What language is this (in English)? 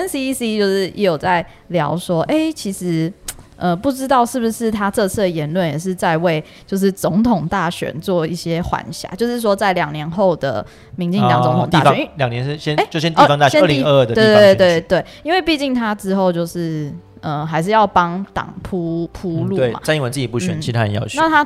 Chinese